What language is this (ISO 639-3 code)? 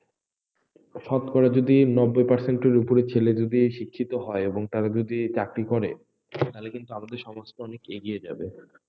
ben